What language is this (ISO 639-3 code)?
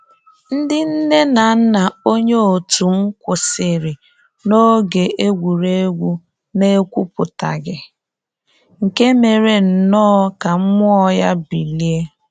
ibo